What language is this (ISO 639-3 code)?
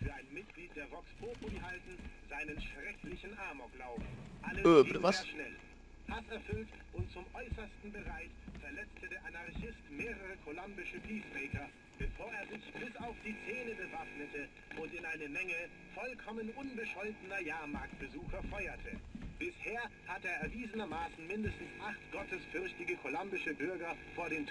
deu